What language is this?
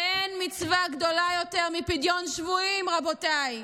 Hebrew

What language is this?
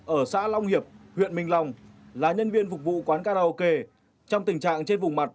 Vietnamese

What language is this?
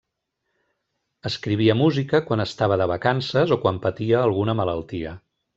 Catalan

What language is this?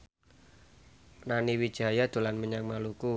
Javanese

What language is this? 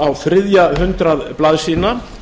Icelandic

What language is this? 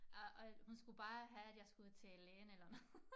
Danish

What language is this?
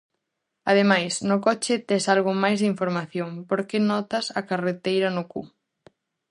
Galician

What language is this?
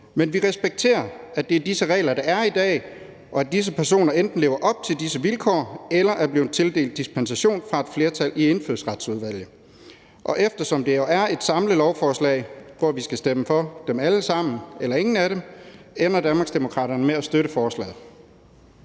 Danish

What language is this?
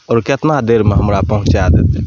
Maithili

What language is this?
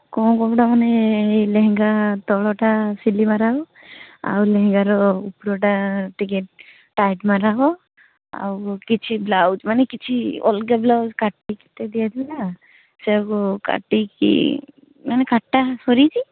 Odia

